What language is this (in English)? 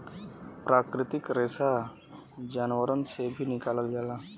Bhojpuri